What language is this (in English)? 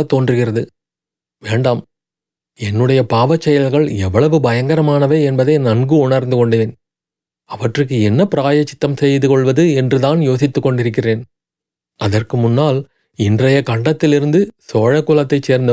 Tamil